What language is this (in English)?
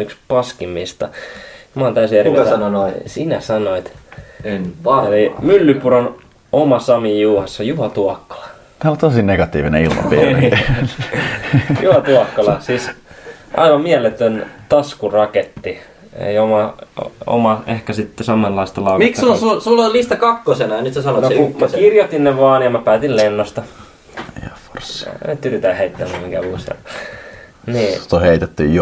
Finnish